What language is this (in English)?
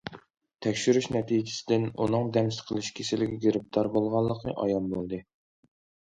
Uyghur